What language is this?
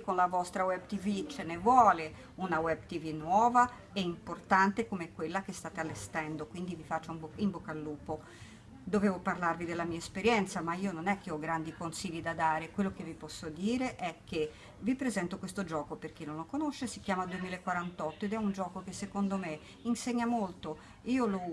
Italian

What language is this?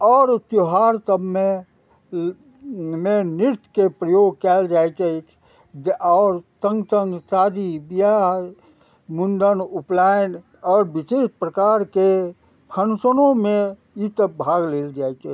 Maithili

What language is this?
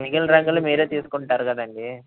Telugu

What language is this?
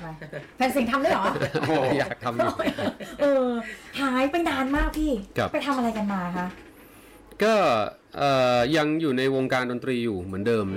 Thai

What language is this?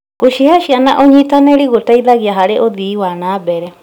Kikuyu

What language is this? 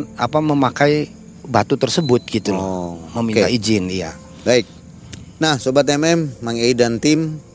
Indonesian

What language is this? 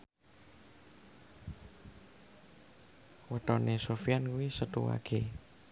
Javanese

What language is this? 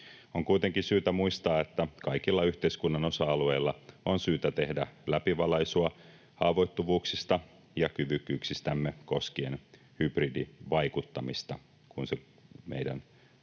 Finnish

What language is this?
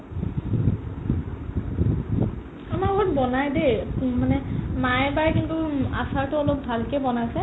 Assamese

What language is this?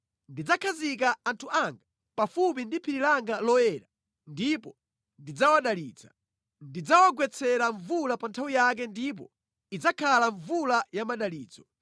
Nyanja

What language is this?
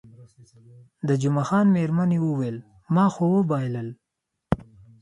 Pashto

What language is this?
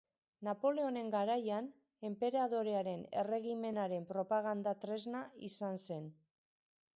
Basque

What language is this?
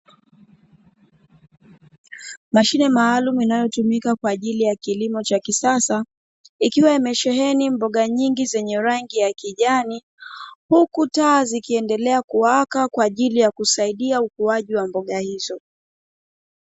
Swahili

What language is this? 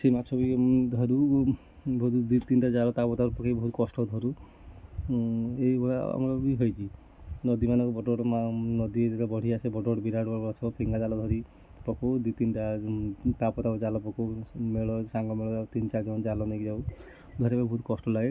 Odia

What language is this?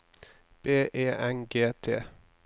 Norwegian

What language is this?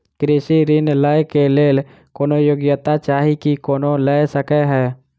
Maithili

